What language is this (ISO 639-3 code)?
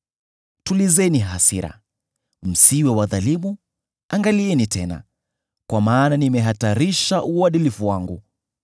swa